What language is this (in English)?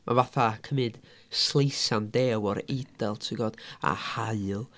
Welsh